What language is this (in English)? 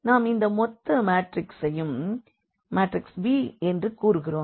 Tamil